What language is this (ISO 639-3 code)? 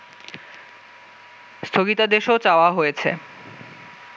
ben